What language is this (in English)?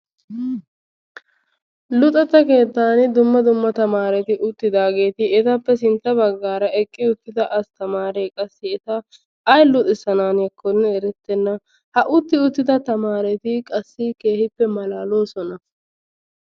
Wolaytta